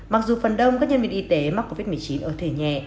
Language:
Vietnamese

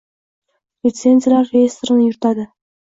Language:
Uzbek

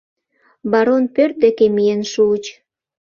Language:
Mari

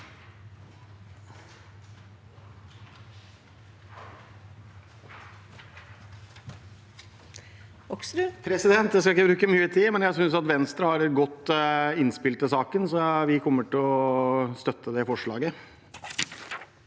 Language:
Norwegian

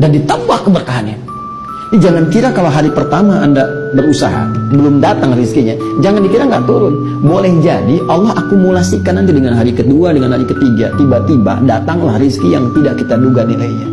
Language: Indonesian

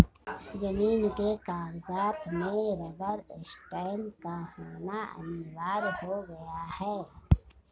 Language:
Hindi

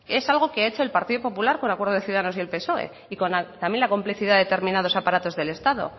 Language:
Spanish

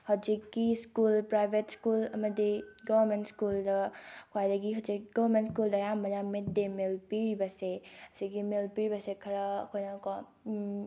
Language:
Manipuri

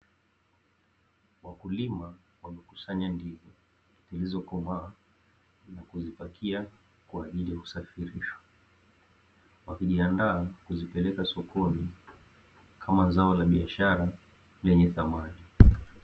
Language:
Swahili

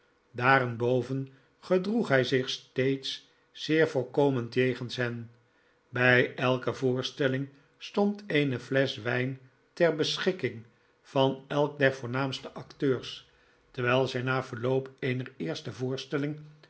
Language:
Dutch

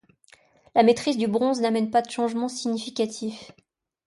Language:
French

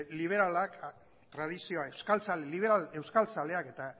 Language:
Basque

